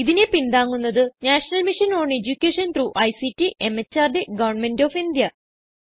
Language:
Malayalam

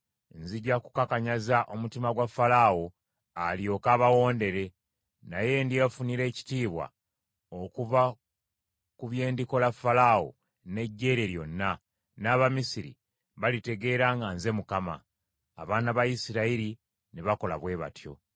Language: Ganda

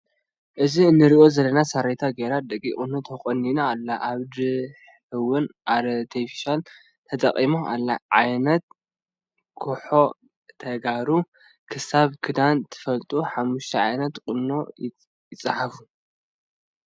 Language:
Tigrinya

